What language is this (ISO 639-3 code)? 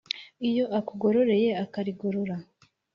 kin